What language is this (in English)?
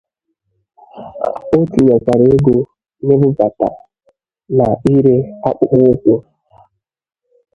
Igbo